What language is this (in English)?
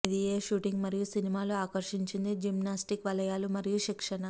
Telugu